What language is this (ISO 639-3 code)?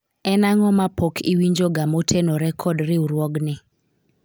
luo